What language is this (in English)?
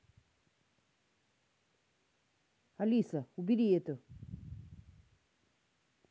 Russian